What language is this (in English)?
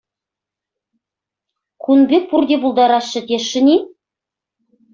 Chuvash